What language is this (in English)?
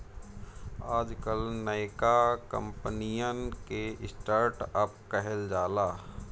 Bhojpuri